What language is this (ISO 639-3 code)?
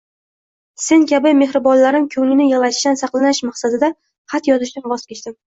uzb